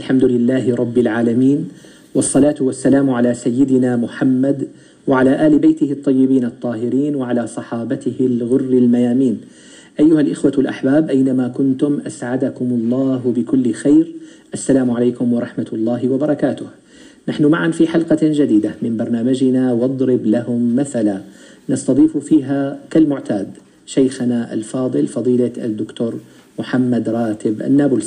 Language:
Arabic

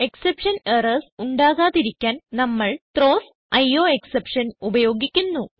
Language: Malayalam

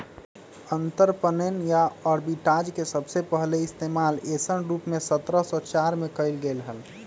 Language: Magahi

